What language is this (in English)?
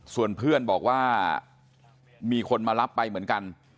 Thai